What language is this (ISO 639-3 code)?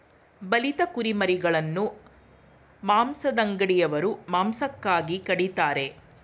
kan